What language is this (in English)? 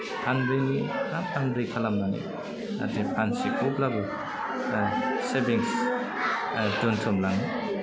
Bodo